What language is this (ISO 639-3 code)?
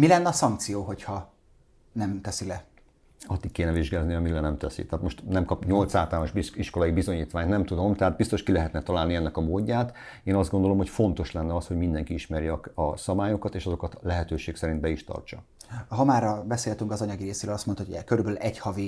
hun